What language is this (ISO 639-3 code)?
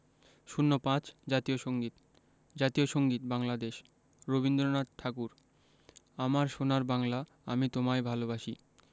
ben